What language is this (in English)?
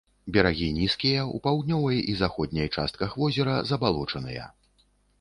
Belarusian